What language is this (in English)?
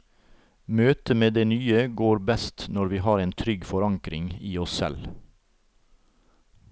Norwegian